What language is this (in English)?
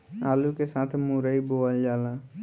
Bhojpuri